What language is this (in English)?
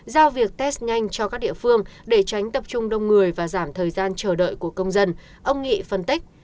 Vietnamese